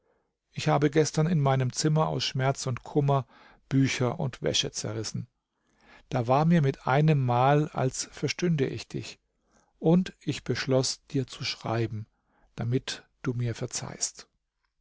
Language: German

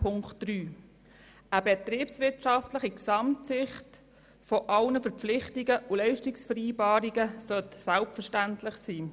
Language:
Swiss German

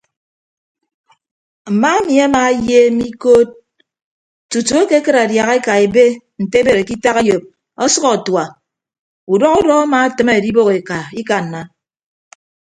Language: Ibibio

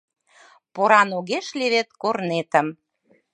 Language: Mari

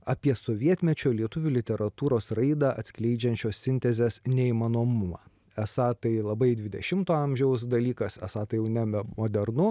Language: Lithuanian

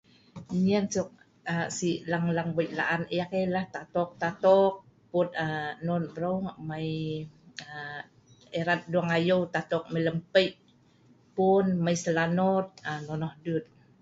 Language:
Sa'ban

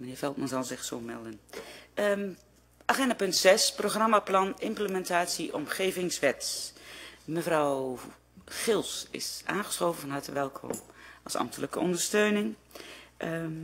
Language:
Dutch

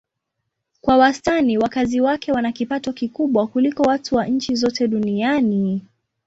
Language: Swahili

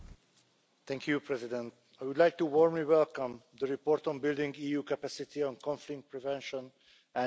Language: English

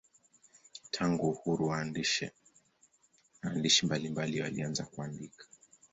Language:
Swahili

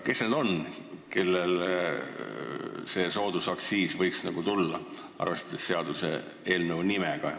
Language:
Estonian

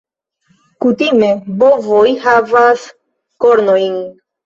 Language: Esperanto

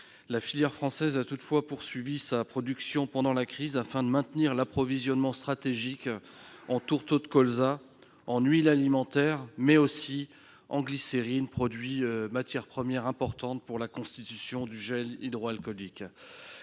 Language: French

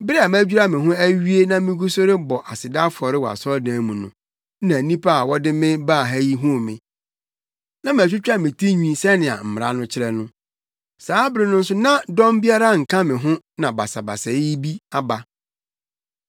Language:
Akan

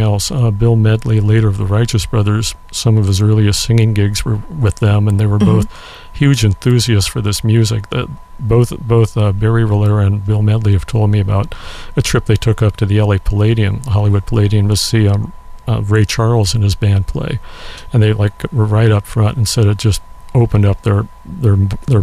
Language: English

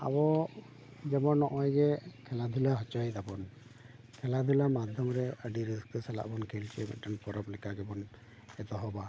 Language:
Santali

